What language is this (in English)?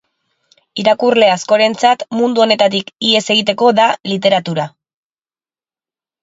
Basque